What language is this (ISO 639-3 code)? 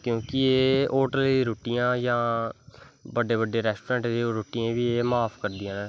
doi